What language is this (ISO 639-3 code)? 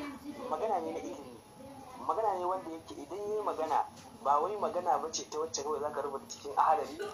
ara